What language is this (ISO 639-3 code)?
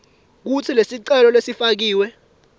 ssw